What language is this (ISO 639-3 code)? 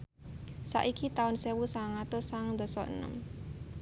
jav